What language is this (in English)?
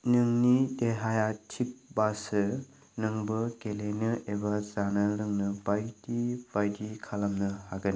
Bodo